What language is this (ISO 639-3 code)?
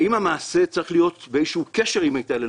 heb